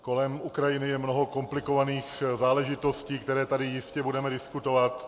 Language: Czech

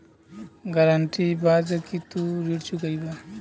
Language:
Bhojpuri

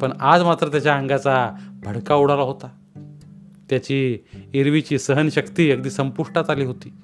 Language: Marathi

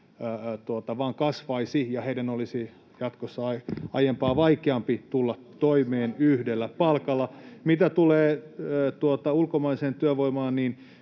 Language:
Finnish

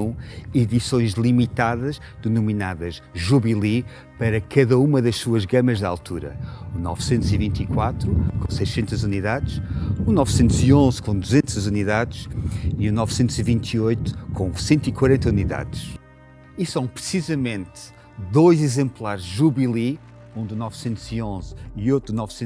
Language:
Portuguese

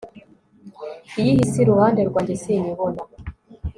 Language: Kinyarwanda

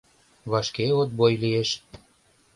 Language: Mari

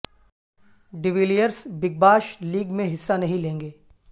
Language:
Urdu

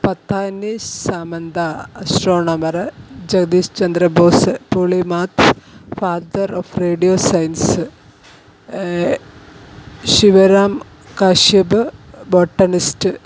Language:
Malayalam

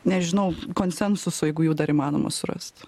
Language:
Lithuanian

